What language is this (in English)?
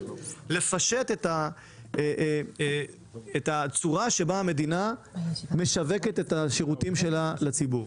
Hebrew